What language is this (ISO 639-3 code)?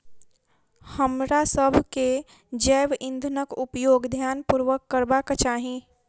mai